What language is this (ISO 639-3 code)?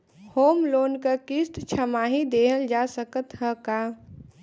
bho